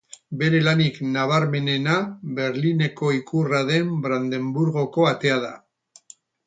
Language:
Basque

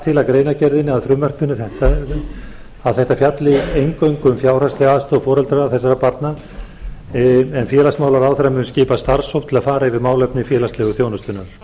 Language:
Icelandic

